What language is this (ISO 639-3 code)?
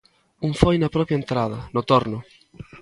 glg